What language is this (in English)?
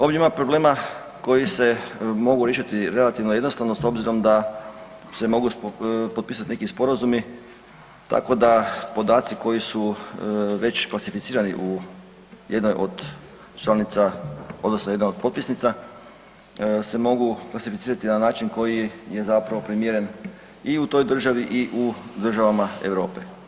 Croatian